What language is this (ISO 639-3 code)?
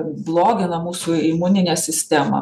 lit